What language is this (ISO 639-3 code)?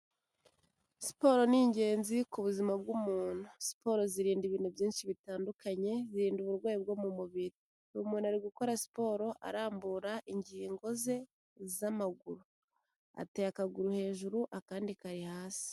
kin